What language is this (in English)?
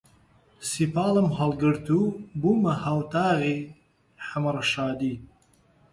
Central Kurdish